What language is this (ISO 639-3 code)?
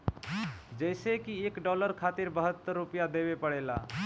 bho